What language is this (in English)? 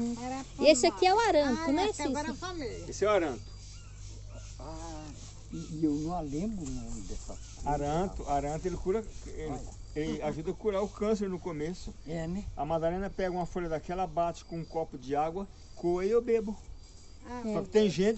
Portuguese